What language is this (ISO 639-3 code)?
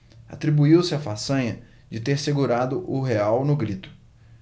por